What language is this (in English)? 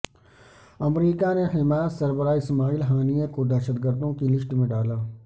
Urdu